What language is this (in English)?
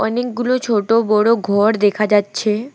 Bangla